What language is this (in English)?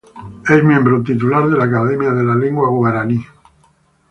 Spanish